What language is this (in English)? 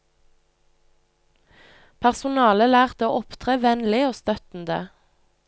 Norwegian